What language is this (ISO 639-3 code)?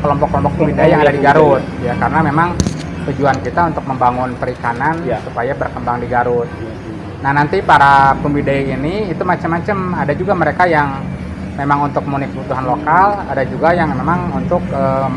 ind